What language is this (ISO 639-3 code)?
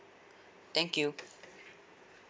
eng